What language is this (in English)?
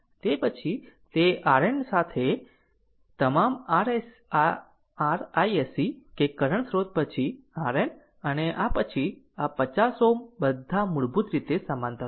Gujarati